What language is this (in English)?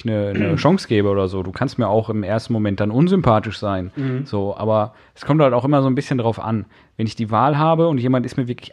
German